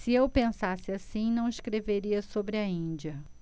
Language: Portuguese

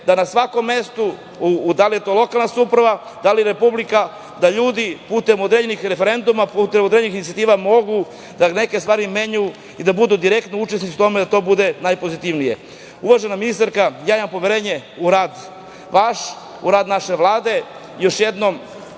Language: Serbian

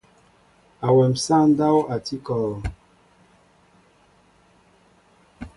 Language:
Mbo (Cameroon)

